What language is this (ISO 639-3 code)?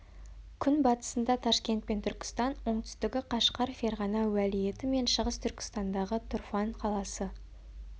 kaz